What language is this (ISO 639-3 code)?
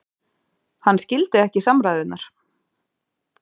isl